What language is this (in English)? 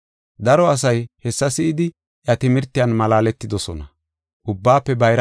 Gofa